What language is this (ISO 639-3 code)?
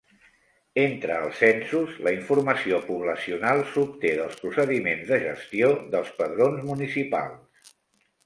cat